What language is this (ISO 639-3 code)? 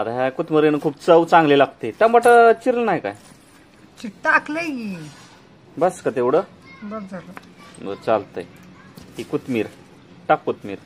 ron